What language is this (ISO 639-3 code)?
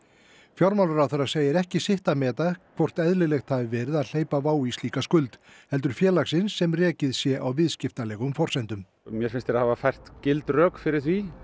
isl